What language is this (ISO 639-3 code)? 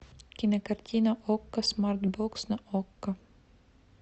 rus